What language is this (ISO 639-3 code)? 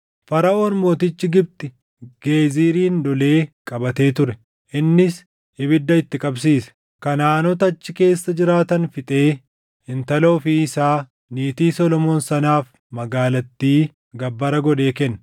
orm